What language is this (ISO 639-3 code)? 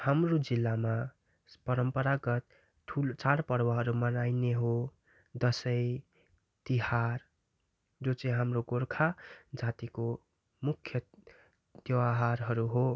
nep